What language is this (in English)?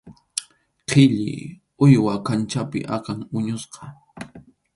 Arequipa-La Unión Quechua